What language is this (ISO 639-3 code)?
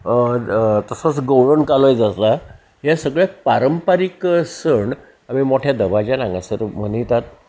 kok